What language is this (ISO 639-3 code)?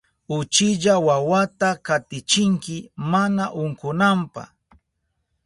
qup